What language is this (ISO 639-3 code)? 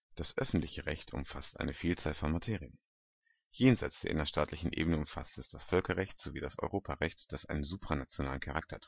deu